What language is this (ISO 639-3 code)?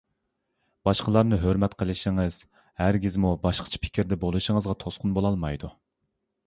uig